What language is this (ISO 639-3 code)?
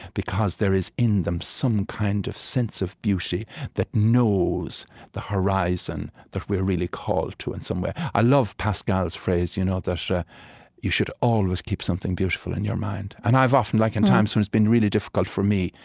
eng